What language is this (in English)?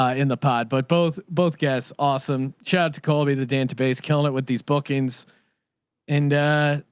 English